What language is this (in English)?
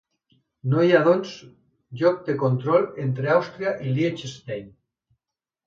Catalan